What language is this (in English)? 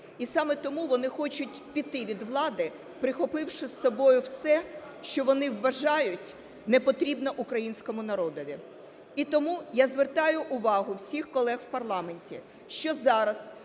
Ukrainian